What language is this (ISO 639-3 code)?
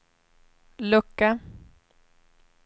swe